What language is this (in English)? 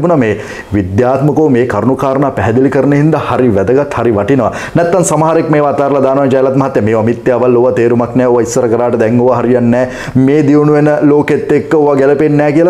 Indonesian